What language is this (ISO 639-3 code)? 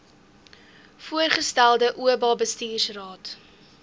afr